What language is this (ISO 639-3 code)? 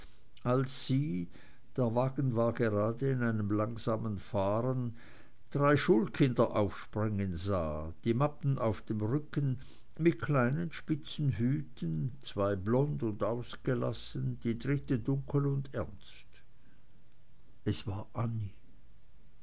deu